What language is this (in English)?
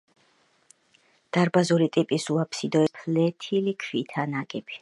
Georgian